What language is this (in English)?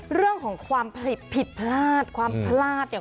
Thai